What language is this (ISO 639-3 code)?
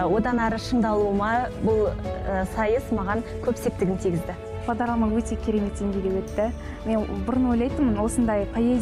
tur